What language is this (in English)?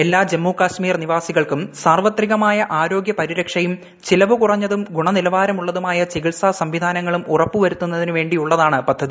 Malayalam